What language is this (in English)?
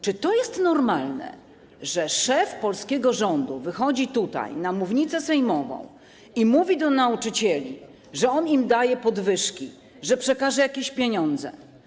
Polish